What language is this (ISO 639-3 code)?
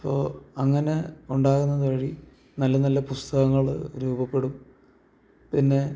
mal